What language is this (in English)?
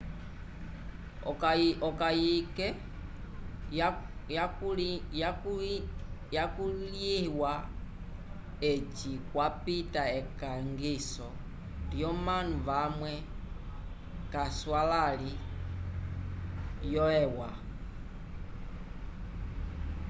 Umbundu